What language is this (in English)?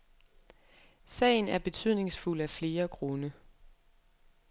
Danish